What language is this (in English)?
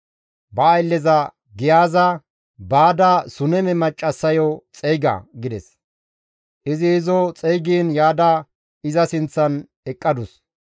Gamo